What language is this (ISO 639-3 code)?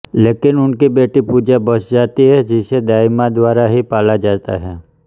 hin